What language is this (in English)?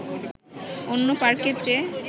Bangla